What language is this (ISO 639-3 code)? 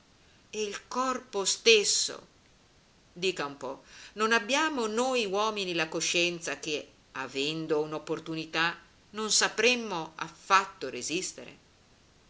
ita